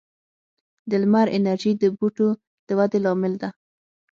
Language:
Pashto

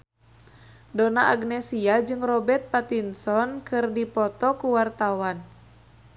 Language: Sundanese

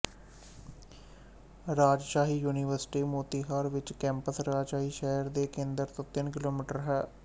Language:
Punjabi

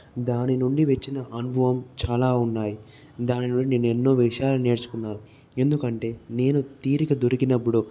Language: Telugu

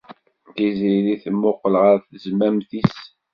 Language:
Kabyle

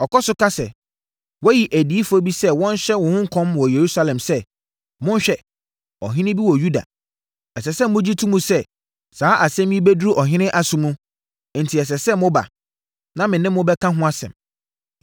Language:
Akan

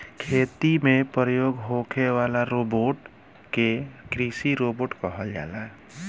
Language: Bhojpuri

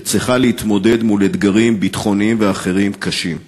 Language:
Hebrew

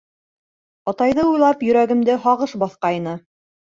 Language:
Bashkir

